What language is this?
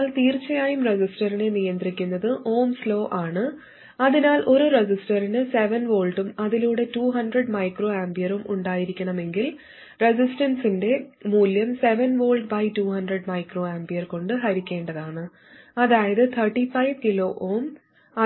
Malayalam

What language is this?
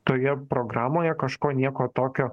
Lithuanian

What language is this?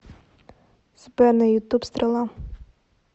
Russian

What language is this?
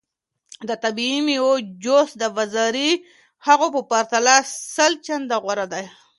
Pashto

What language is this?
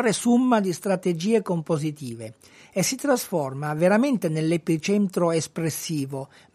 Italian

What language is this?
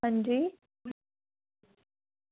Dogri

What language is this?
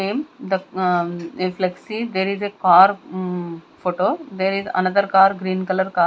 English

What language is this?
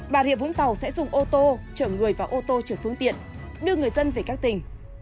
Vietnamese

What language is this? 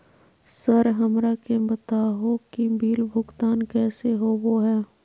Magahi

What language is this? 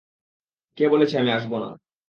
Bangla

